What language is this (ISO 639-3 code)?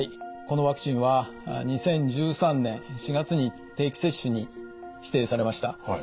jpn